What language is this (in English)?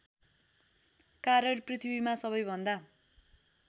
Nepali